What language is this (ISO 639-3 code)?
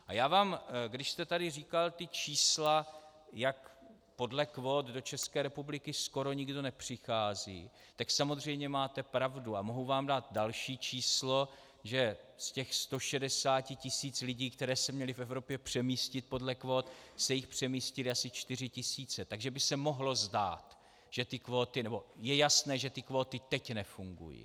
ces